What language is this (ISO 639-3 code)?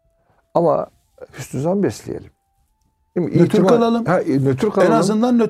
tur